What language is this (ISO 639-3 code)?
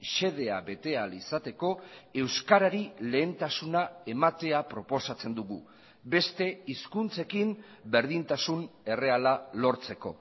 eus